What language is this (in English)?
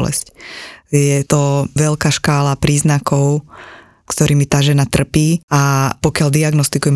Slovak